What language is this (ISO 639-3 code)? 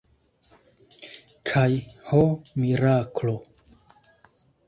epo